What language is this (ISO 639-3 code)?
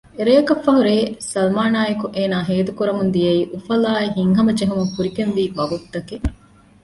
div